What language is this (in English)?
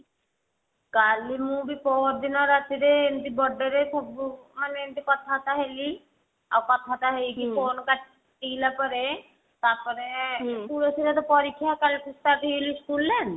Odia